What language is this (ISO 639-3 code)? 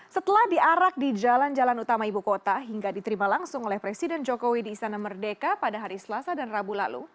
ind